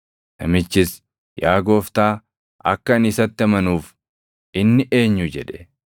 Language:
Oromo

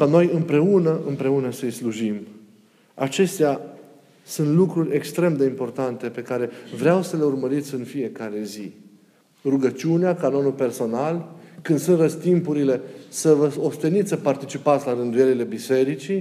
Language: Romanian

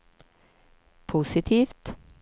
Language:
Swedish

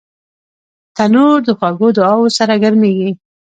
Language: Pashto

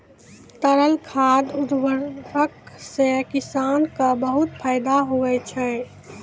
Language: Maithili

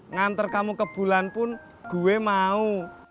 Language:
Indonesian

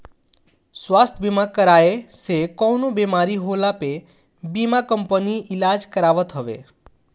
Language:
Bhojpuri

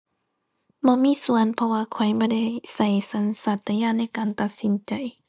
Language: Thai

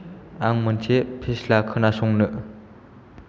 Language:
Bodo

